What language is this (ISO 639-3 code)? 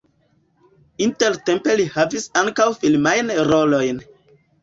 epo